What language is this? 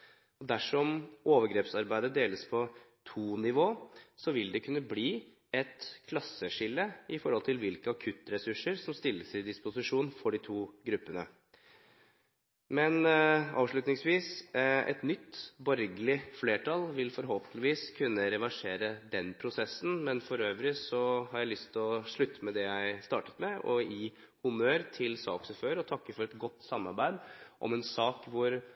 Norwegian Bokmål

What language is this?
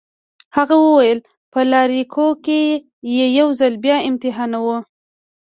Pashto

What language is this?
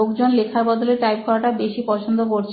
Bangla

